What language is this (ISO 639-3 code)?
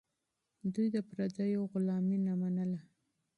pus